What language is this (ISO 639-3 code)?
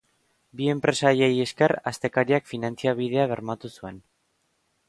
eus